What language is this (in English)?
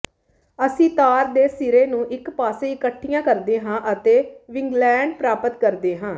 Punjabi